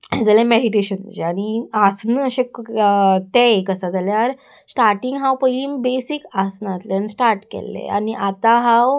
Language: Konkani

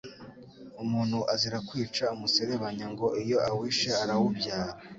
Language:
Kinyarwanda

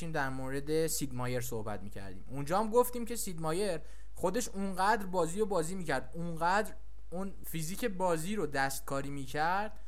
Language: Persian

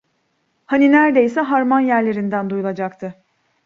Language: Turkish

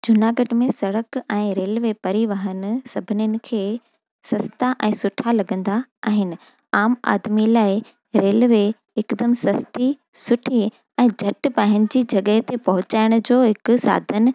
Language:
Sindhi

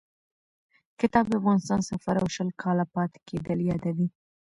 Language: Pashto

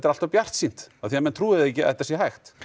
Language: Icelandic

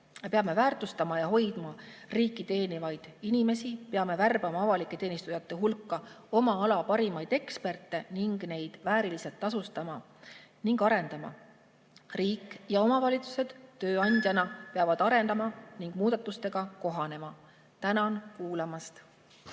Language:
Estonian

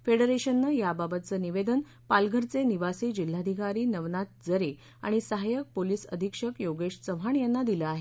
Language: Marathi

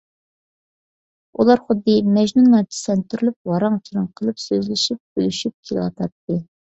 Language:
Uyghur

